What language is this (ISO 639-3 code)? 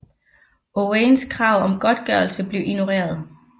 dan